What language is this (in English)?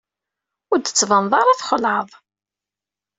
Kabyle